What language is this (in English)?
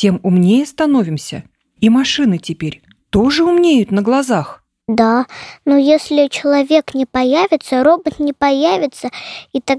Russian